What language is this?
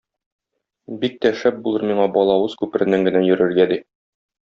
Tatar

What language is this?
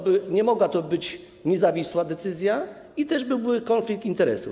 Polish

